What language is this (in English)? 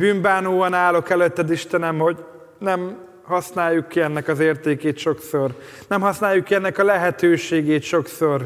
Hungarian